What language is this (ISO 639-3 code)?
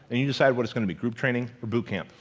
eng